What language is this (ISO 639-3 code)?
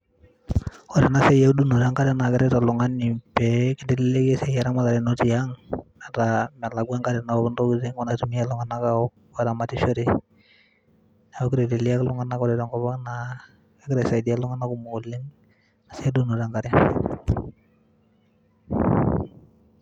mas